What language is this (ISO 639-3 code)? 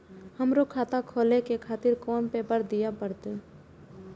mai